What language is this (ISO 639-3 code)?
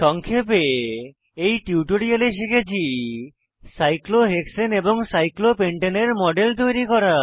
ben